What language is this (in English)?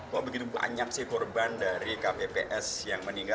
Indonesian